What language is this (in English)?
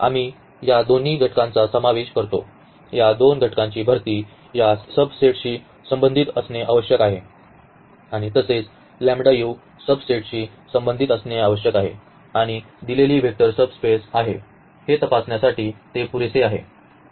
Marathi